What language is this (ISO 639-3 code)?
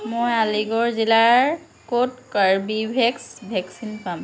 asm